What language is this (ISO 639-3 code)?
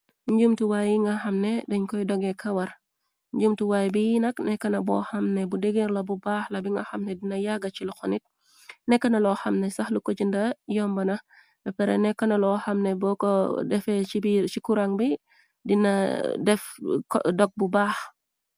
wol